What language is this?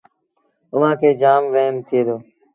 Sindhi Bhil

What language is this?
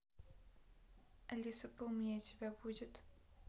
Russian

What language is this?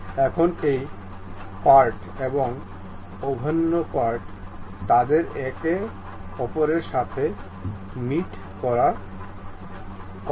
Bangla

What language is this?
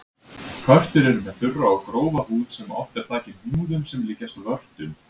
Icelandic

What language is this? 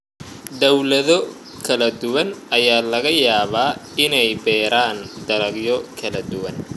Somali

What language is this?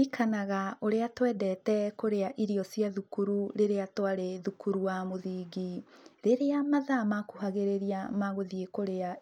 Kikuyu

